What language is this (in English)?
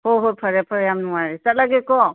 Manipuri